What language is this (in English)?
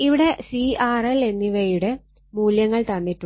Malayalam